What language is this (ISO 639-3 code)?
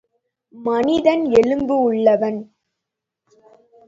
tam